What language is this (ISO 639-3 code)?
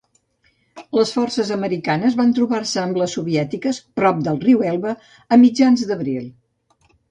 cat